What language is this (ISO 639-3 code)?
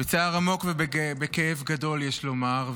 heb